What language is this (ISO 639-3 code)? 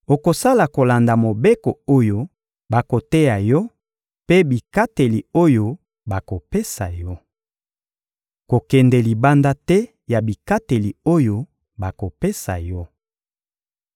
lin